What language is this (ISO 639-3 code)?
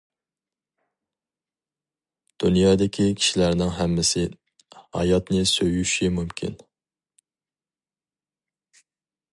uig